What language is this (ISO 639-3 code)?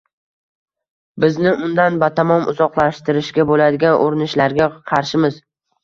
uzb